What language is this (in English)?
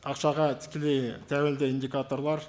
Kazakh